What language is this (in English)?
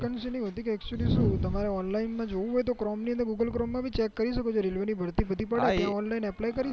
Gujarati